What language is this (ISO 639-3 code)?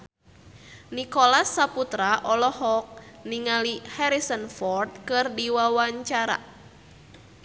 sun